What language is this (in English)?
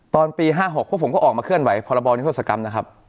Thai